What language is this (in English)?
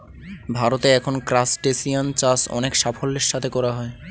Bangla